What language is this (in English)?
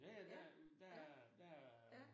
Danish